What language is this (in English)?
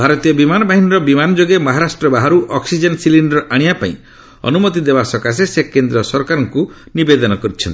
Odia